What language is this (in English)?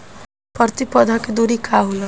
Bhojpuri